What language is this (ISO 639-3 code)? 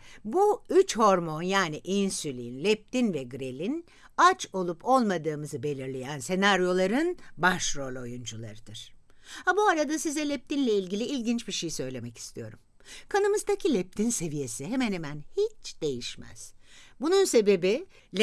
tur